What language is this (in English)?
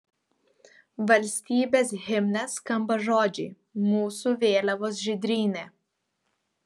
Lithuanian